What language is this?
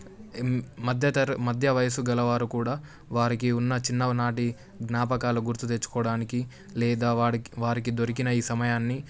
Telugu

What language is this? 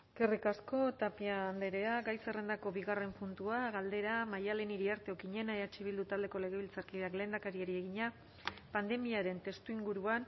Basque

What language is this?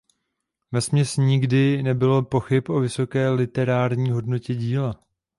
Czech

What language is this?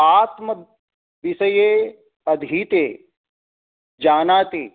Sanskrit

